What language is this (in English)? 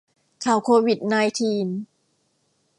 Thai